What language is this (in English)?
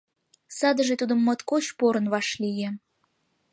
Mari